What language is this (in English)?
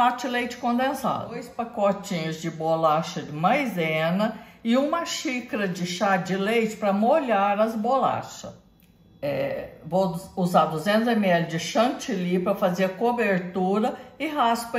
Portuguese